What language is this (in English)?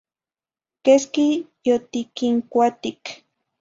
Zacatlán-Ahuacatlán-Tepetzintla Nahuatl